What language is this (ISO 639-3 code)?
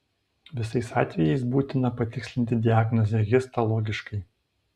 lit